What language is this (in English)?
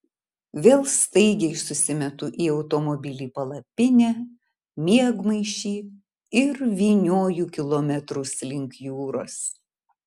Lithuanian